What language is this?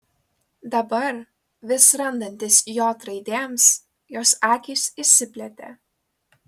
Lithuanian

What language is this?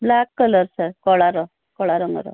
Odia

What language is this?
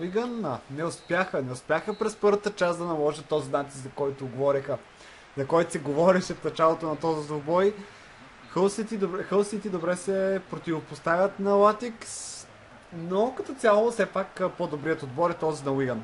Bulgarian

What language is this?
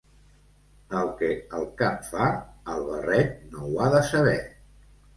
Catalan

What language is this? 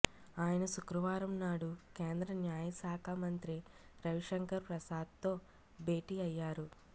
Telugu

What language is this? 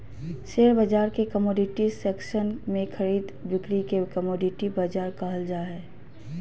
Magahi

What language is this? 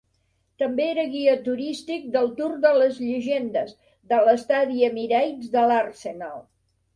Catalan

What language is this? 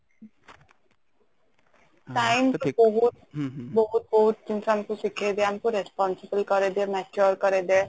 Odia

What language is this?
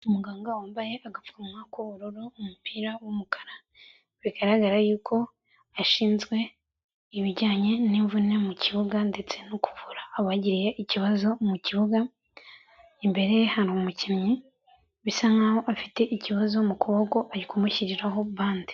Kinyarwanda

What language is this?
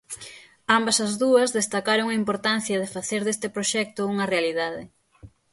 Galician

